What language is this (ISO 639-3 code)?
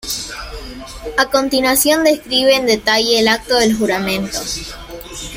spa